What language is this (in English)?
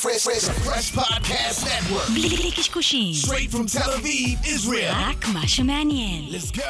Hebrew